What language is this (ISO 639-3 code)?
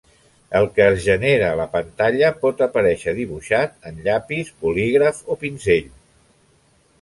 cat